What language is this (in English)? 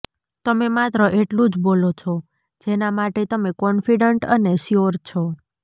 Gujarati